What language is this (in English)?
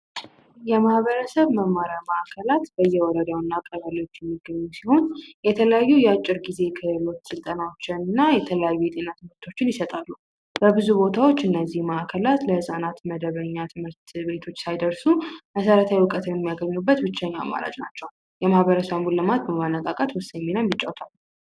Amharic